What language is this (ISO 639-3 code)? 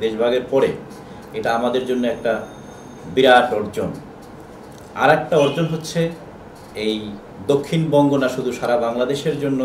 pol